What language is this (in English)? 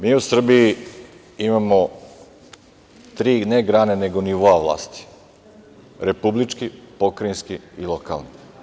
Serbian